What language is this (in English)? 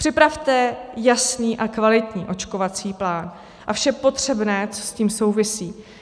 Czech